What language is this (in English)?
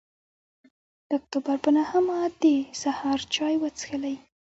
Pashto